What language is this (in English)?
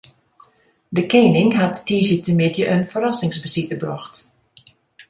Western Frisian